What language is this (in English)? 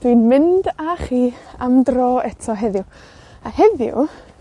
Welsh